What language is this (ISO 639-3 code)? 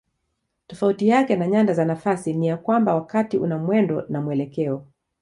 swa